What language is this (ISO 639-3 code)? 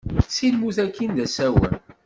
kab